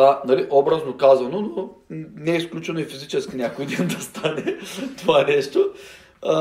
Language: Bulgarian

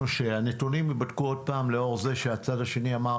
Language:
Hebrew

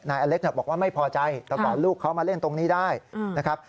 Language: Thai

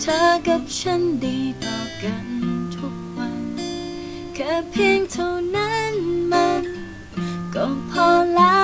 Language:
Thai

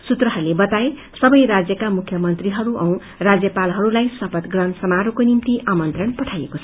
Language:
Nepali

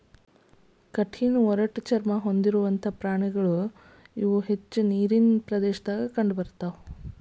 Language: Kannada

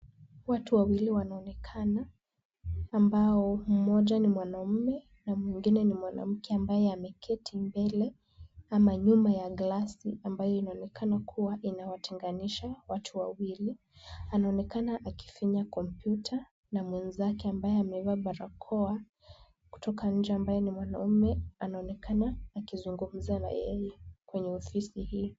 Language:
Swahili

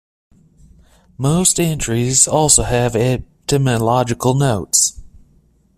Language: English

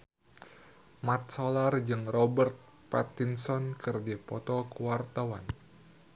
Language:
Sundanese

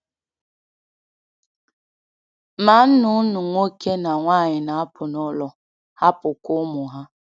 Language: Igbo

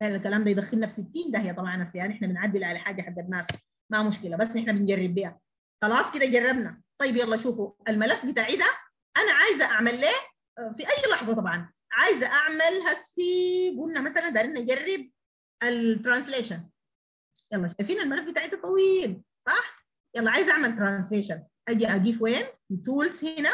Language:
Arabic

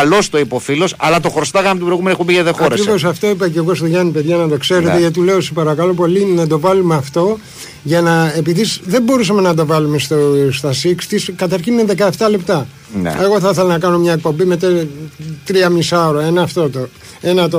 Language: Greek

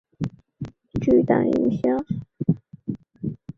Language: Chinese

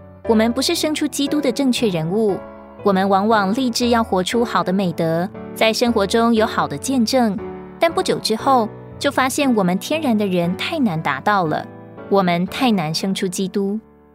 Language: Chinese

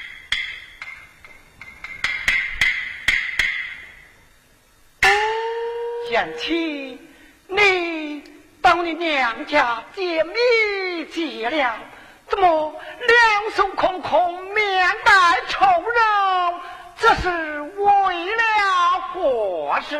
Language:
Chinese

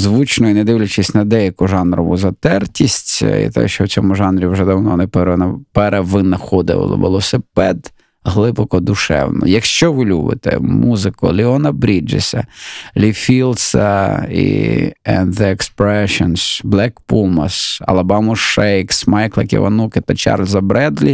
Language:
Ukrainian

